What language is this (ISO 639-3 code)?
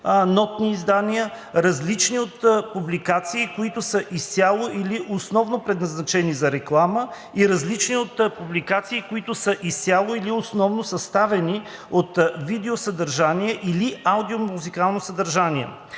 bul